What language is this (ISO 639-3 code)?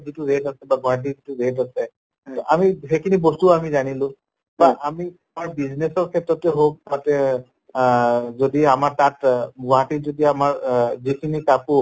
asm